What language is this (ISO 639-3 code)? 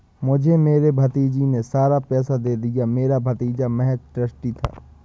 hin